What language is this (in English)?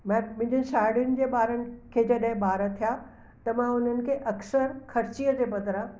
Sindhi